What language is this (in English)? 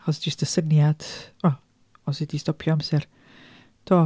Welsh